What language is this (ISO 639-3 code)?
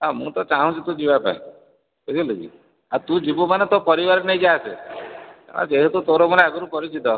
ori